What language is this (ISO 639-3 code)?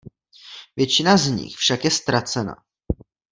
ces